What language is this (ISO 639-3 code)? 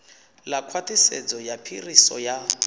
ven